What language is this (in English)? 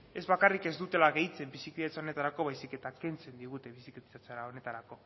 Basque